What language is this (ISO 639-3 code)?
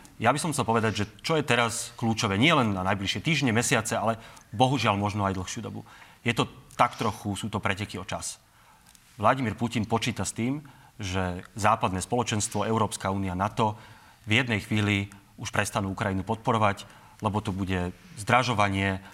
slk